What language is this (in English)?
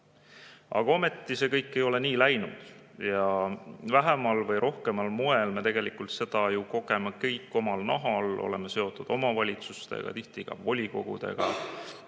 Estonian